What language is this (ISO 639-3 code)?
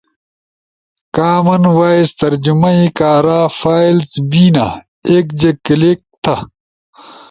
ush